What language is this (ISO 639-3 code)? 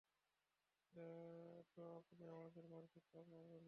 ben